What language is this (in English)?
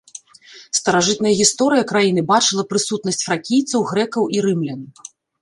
Belarusian